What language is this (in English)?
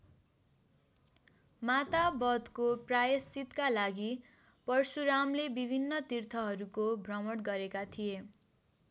Nepali